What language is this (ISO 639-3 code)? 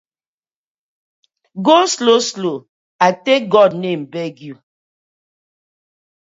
pcm